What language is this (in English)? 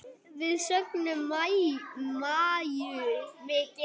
Icelandic